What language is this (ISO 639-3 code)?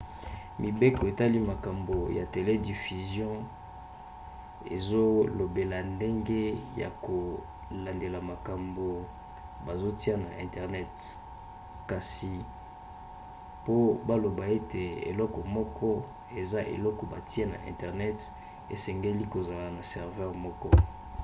lin